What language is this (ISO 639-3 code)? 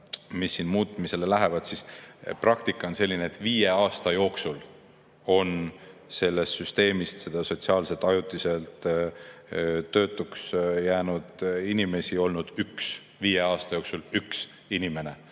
est